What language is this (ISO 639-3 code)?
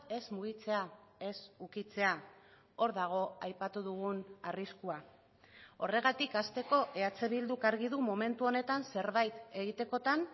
eus